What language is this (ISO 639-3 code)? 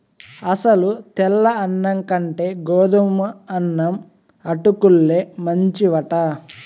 tel